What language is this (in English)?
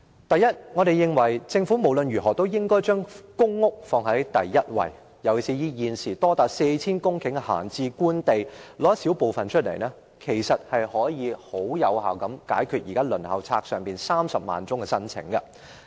Cantonese